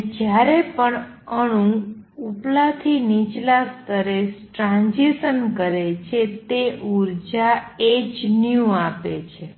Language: Gujarati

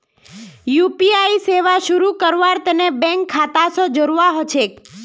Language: Magahi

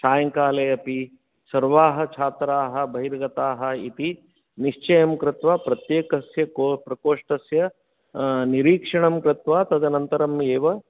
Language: Sanskrit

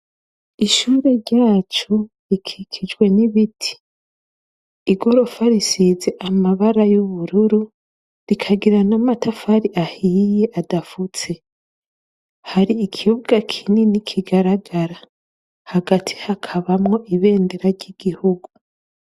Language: Rundi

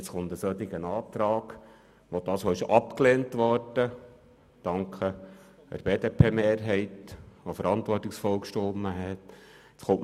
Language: Swiss German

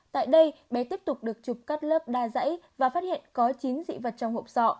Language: Vietnamese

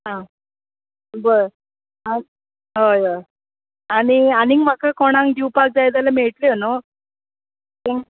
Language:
Konkani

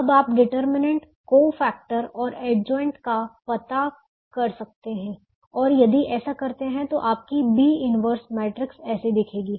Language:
Hindi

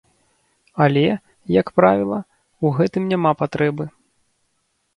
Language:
Belarusian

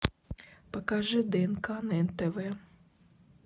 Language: Russian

